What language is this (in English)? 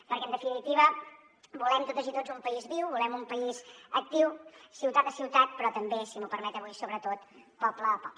Catalan